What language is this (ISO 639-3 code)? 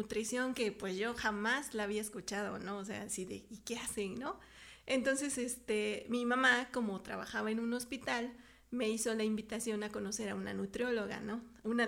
spa